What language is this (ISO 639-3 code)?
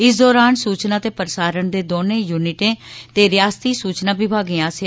doi